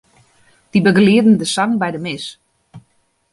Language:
Western Frisian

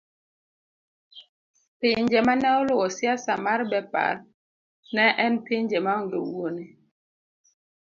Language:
Luo (Kenya and Tanzania)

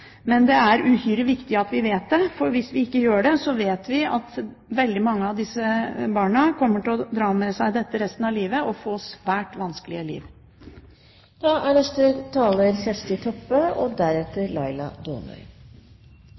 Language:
Norwegian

